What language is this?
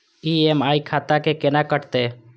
Maithili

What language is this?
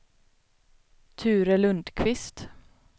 Swedish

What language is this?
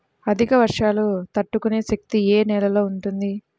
Telugu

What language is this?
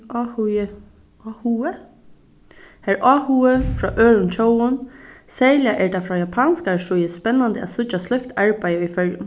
Faroese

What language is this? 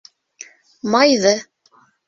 Bashkir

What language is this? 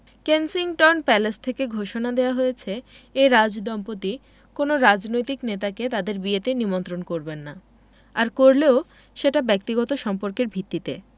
Bangla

